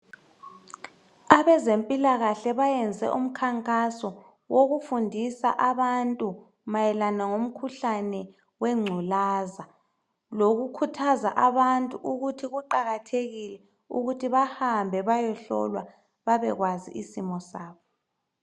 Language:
North Ndebele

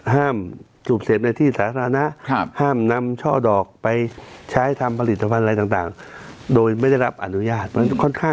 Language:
Thai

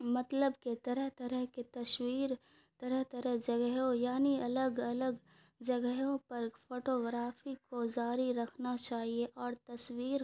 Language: Urdu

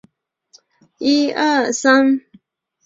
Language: Chinese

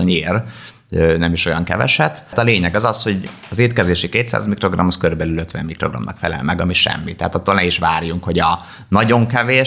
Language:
Hungarian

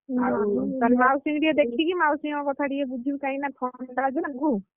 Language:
Odia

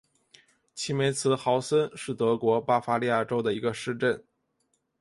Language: Chinese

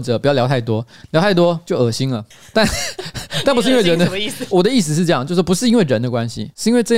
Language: Chinese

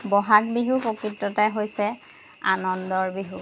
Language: Assamese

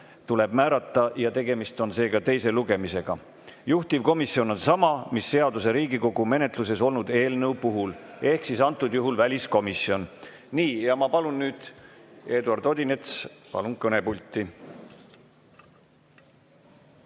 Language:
Estonian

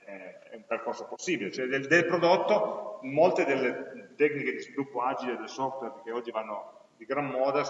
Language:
Italian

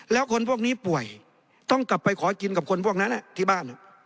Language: Thai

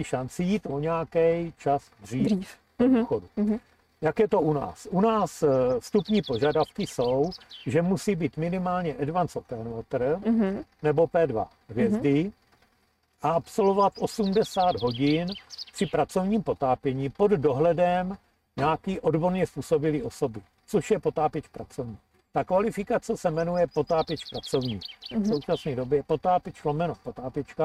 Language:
Czech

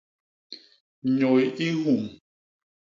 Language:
Basaa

